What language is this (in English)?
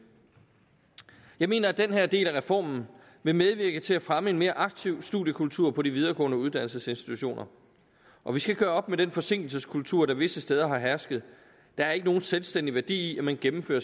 Danish